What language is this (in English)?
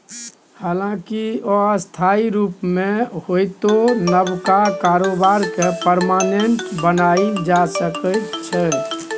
Maithili